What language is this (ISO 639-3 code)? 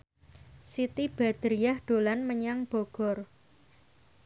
jav